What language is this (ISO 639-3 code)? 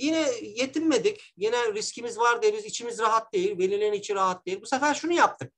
tur